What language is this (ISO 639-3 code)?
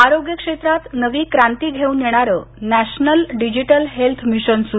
mar